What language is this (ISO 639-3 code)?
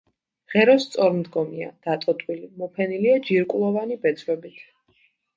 kat